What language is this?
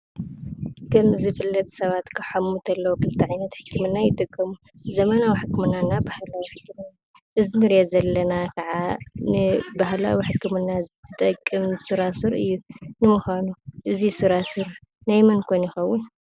Tigrinya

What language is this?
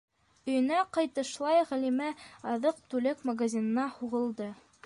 Bashkir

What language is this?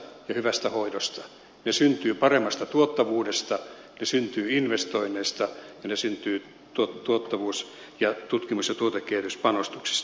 Finnish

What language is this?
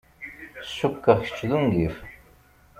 Kabyle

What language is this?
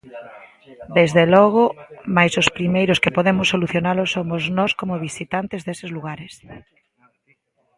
Galician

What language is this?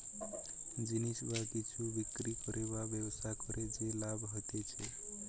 Bangla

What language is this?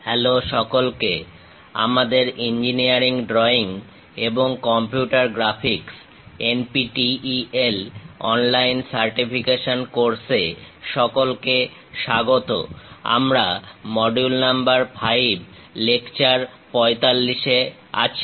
Bangla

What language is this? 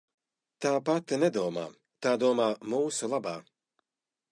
Latvian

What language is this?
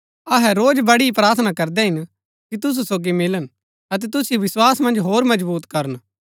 Gaddi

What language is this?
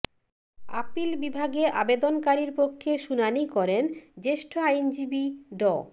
Bangla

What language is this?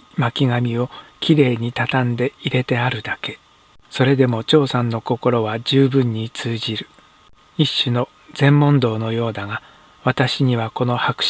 Japanese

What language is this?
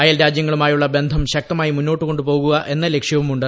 Malayalam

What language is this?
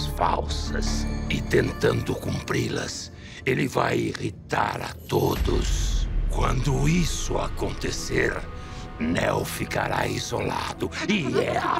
Portuguese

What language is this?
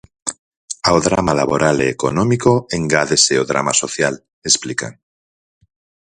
Galician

